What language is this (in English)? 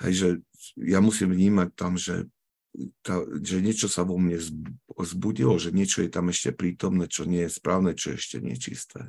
Slovak